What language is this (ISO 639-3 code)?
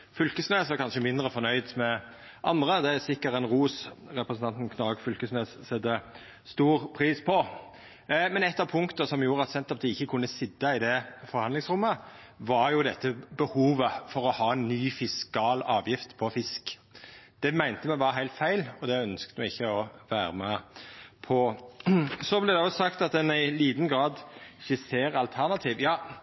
nno